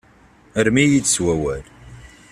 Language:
Kabyle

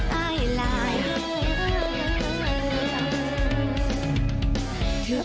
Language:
Thai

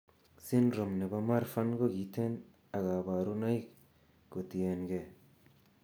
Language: Kalenjin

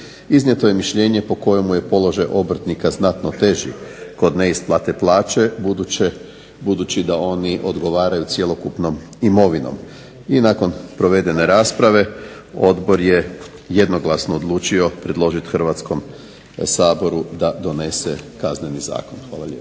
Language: Croatian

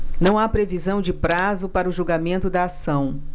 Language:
Portuguese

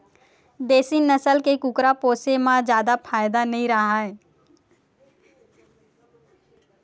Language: Chhattisgarhi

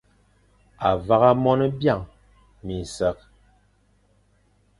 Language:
Fang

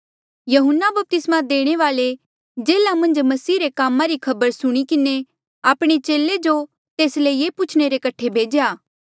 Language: Mandeali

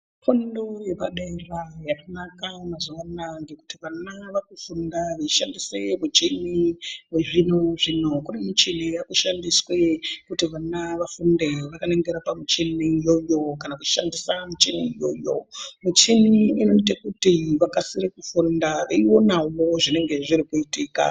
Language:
Ndau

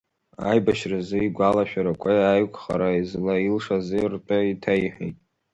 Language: Abkhazian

